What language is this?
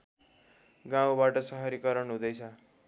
Nepali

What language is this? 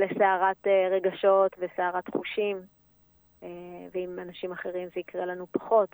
Hebrew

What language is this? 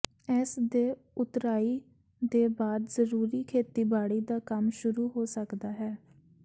Punjabi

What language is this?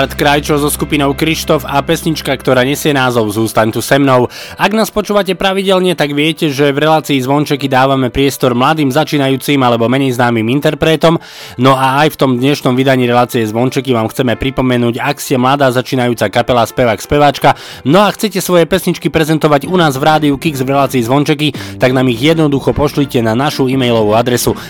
Slovak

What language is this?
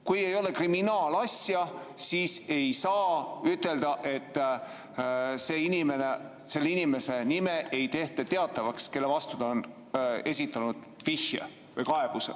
Estonian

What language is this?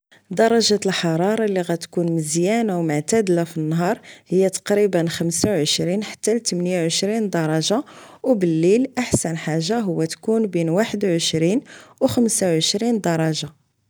Moroccan Arabic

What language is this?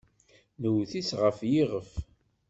Kabyle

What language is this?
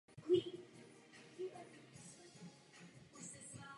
Czech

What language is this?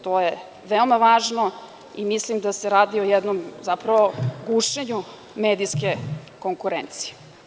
Serbian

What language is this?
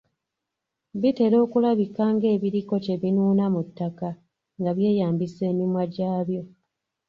Ganda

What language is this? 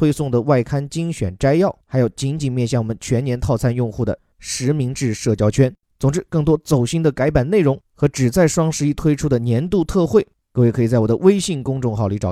Chinese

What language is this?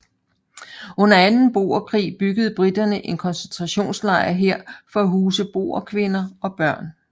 Danish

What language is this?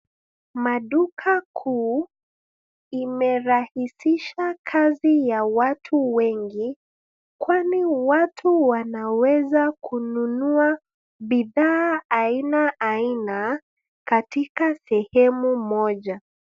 Swahili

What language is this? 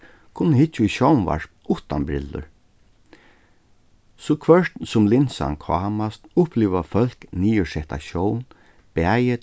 Faroese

